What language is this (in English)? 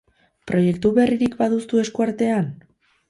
Basque